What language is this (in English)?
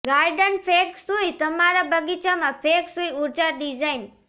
Gujarati